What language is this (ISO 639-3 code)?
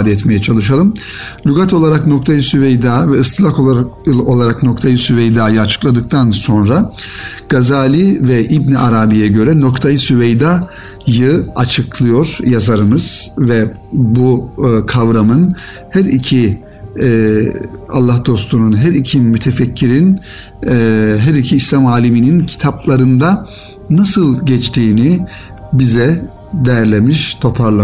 tur